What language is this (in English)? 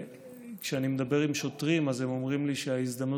Hebrew